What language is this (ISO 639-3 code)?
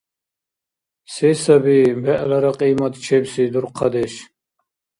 dar